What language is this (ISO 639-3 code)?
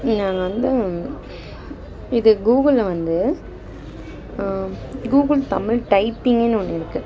tam